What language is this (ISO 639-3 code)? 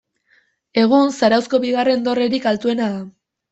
eus